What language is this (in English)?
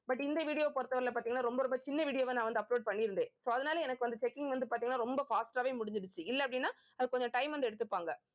Tamil